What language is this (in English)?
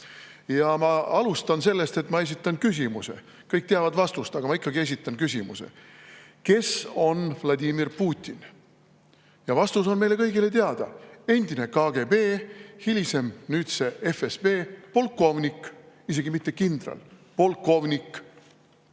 Estonian